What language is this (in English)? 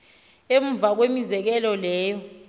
Xhosa